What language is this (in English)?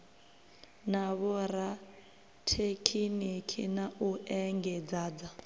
Venda